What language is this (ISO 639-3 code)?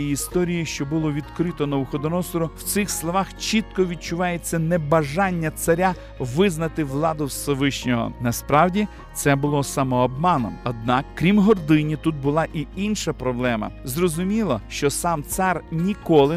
ukr